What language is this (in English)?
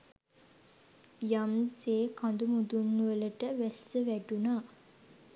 Sinhala